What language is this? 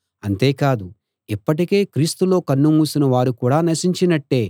Telugu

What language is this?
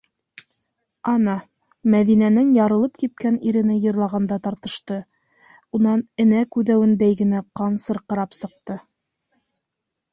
Bashkir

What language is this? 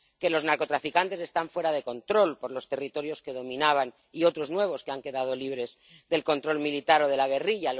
Spanish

